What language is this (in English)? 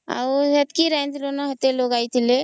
Odia